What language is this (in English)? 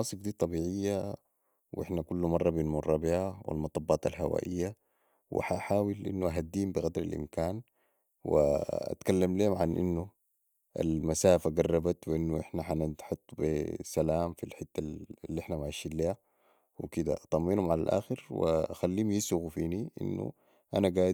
Sudanese Arabic